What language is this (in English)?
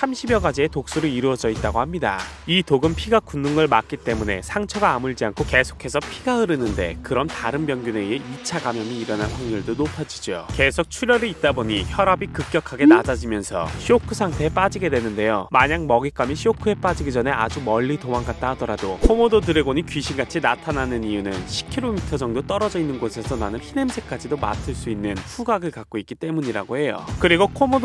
Korean